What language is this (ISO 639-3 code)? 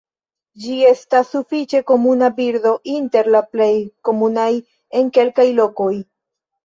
epo